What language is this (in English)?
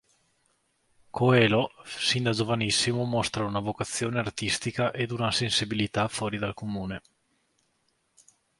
Italian